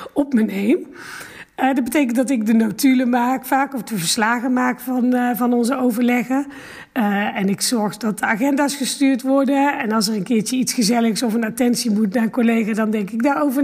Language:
Dutch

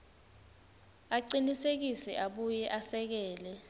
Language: Swati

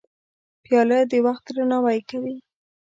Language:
Pashto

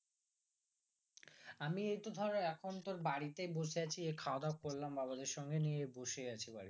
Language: Bangla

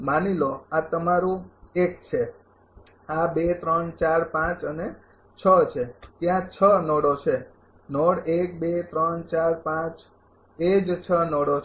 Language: Gujarati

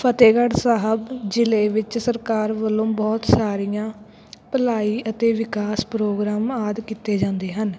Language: Punjabi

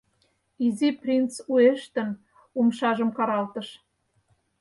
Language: Mari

